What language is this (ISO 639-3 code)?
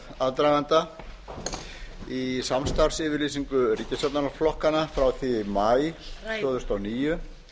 isl